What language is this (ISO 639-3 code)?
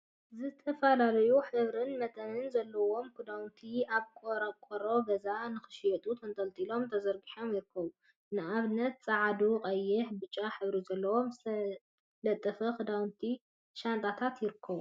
tir